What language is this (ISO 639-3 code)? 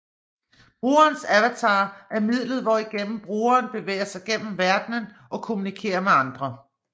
dan